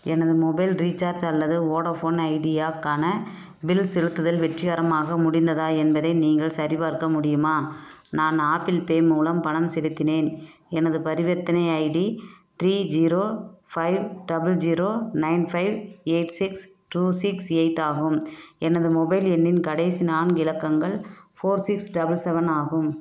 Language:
Tamil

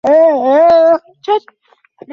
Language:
Bangla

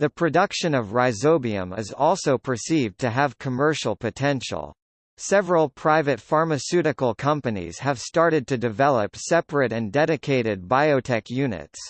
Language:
English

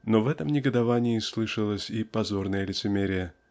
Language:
Russian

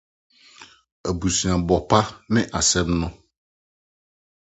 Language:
Akan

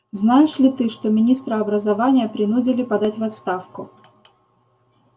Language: Russian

